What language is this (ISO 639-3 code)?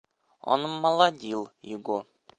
rus